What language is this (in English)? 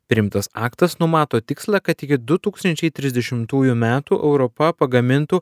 Lithuanian